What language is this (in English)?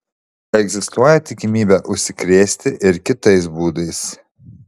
Lithuanian